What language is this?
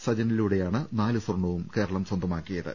Malayalam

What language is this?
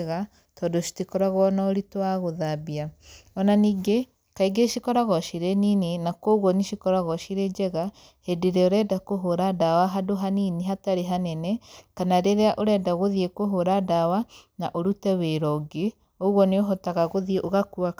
Kikuyu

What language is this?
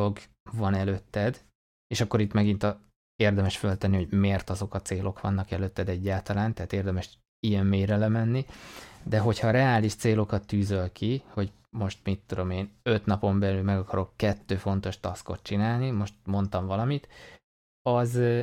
Hungarian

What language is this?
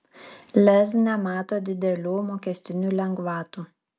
Lithuanian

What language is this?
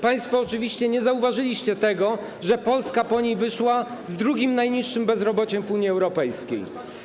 Polish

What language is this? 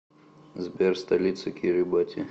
Russian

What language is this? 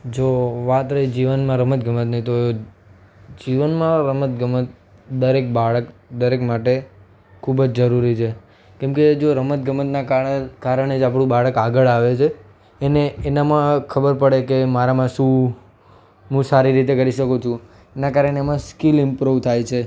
Gujarati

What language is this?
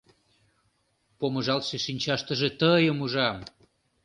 Mari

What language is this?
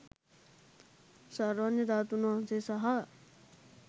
Sinhala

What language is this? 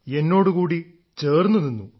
Malayalam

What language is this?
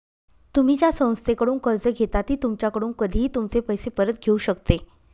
Marathi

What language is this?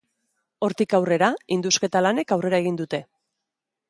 Basque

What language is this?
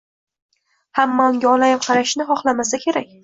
Uzbek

